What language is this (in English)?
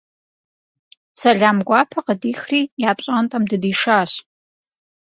Kabardian